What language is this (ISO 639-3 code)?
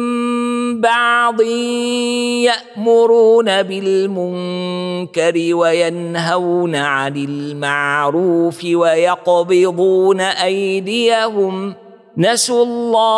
ara